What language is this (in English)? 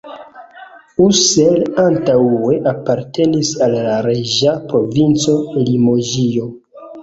Esperanto